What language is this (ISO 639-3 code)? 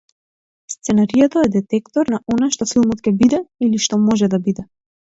mkd